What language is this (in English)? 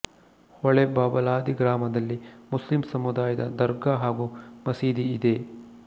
Kannada